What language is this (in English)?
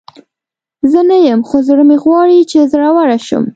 Pashto